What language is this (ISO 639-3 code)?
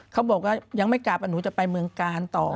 tha